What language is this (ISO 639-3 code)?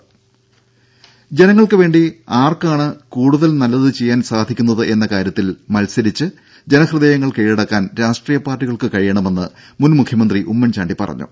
mal